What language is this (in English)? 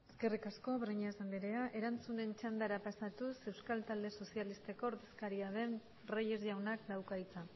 Basque